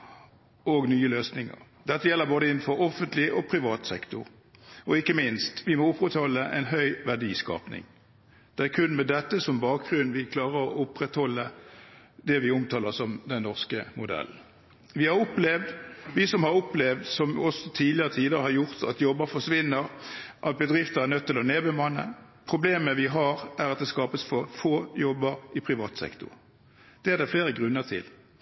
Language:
Norwegian Bokmål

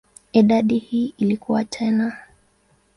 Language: Swahili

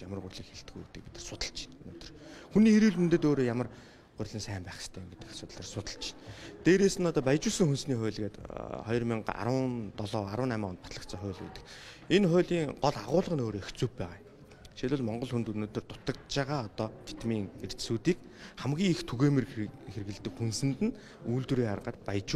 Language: Korean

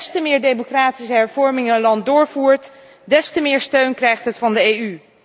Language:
Dutch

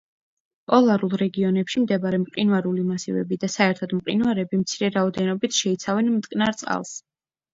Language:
Georgian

